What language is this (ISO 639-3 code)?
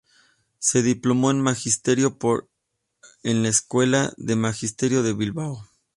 spa